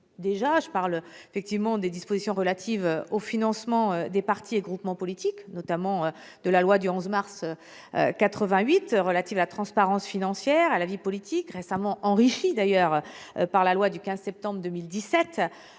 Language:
French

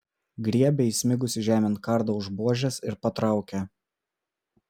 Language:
Lithuanian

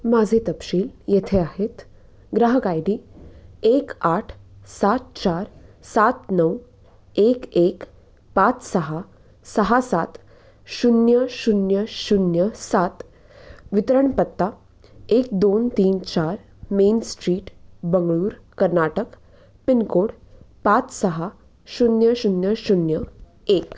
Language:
Marathi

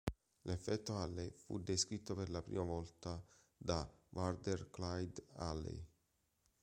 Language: Italian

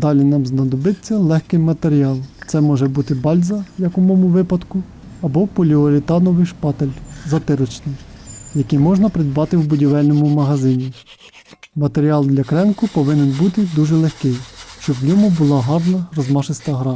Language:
Ukrainian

